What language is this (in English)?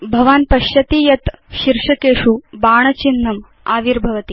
Sanskrit